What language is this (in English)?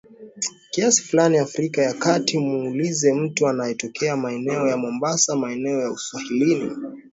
Swahili